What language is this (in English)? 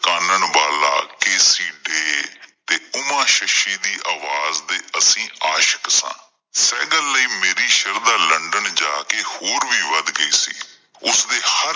Punjabi